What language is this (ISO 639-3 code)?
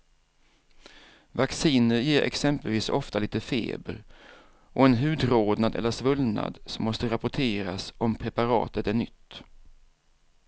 swe